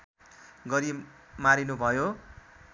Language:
Nepali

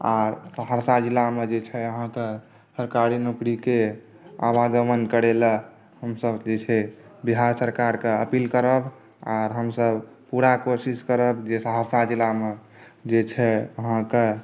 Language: Maithili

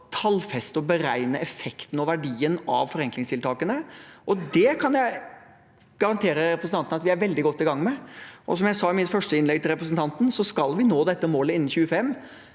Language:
Norwegian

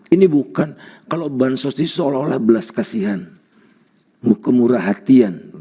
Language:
Indonesian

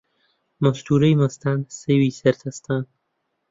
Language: Central Kurdish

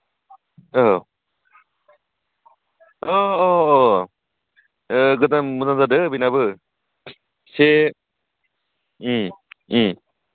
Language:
Bodo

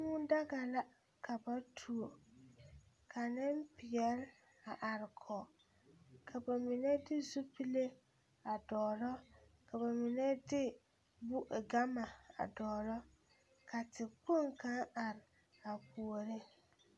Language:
Southern Dagaare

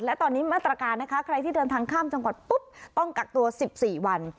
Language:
Thai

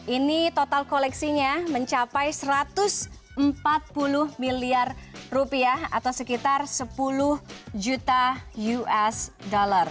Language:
Indonesian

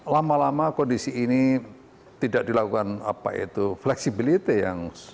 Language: Indonesian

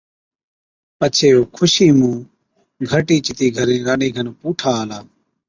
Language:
Od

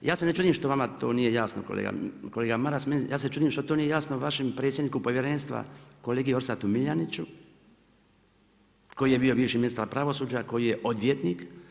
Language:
Croatian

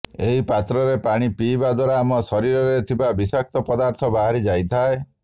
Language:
Odia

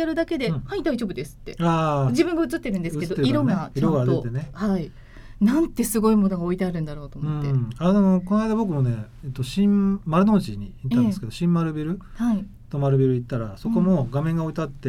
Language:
Japanese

